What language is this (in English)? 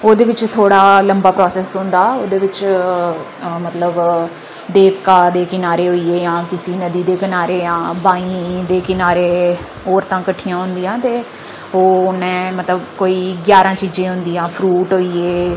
Dogri